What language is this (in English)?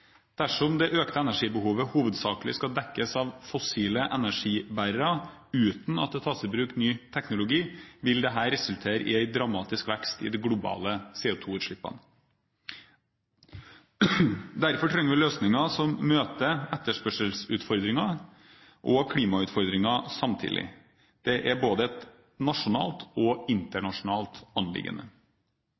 Norwegian Bokmål